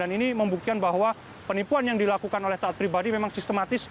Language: Indonesian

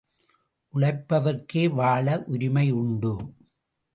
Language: Tamil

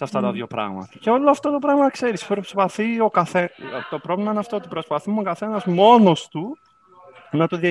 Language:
Greek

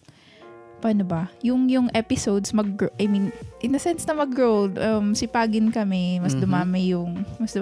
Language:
Filipino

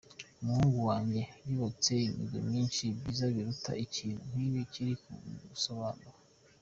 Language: Kinyarwanda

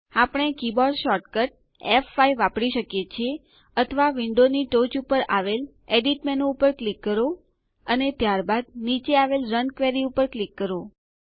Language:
Gujarati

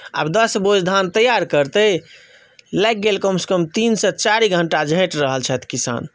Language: Maithili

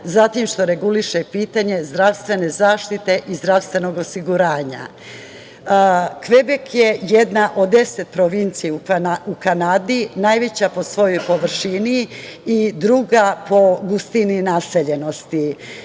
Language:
Serbian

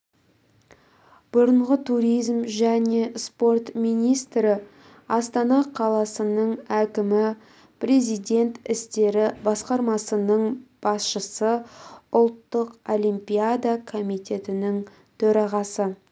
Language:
Kazakh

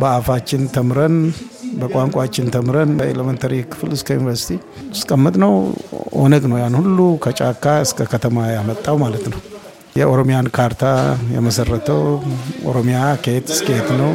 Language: Amharic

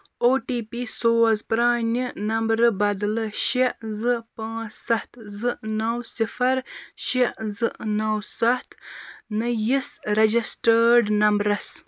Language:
Kashmiri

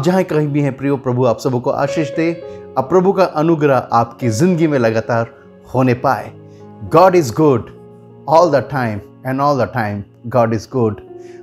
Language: Hindi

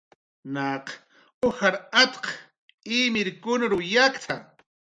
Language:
Jaqaru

